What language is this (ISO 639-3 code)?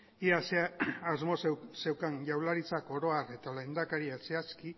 eus